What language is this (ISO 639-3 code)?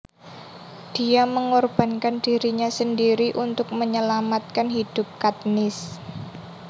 jav